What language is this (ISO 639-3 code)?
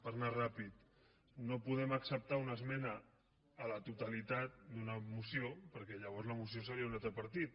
cat